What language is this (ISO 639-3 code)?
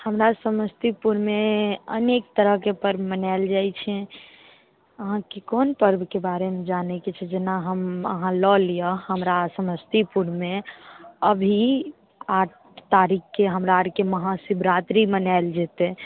mai